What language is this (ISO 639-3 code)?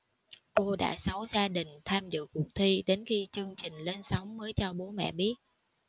vie